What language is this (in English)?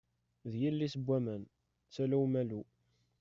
Kabyle